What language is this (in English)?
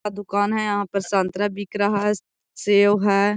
Magahi